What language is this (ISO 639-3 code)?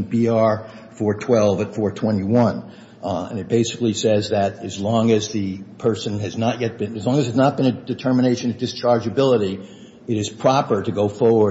eng